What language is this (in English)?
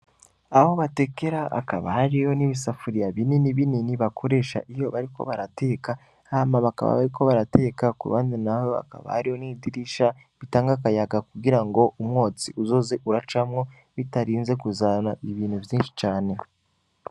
Rundi